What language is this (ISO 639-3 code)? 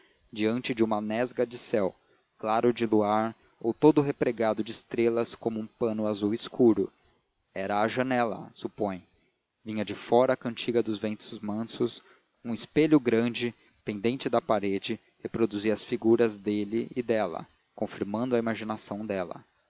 por